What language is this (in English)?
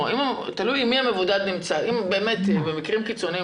Hebrew